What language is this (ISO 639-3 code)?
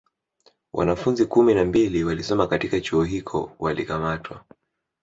swa